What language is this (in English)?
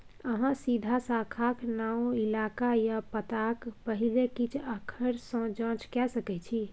Maithili